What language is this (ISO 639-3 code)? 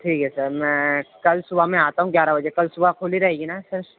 urd